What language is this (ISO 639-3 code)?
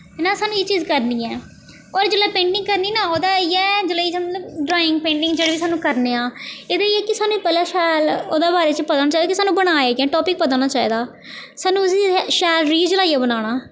doi